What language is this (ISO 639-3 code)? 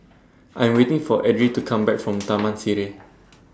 eng